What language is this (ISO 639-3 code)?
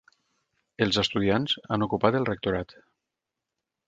cat